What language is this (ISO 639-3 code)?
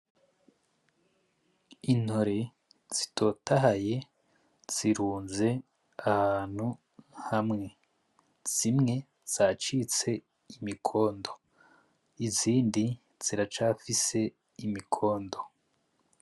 run